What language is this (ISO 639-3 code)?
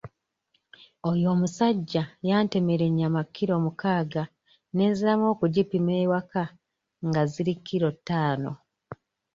lug